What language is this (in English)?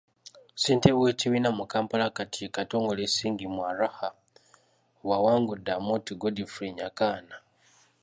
Ganda